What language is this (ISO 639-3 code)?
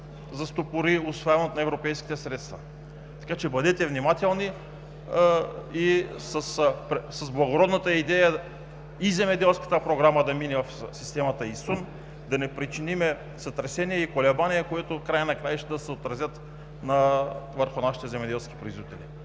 bul